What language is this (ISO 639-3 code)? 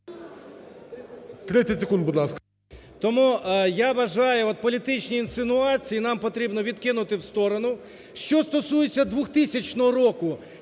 ukr